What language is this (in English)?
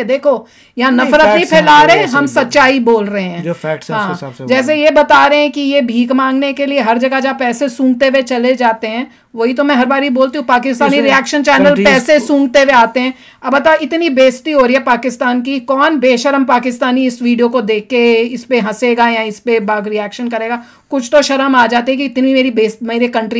Hindi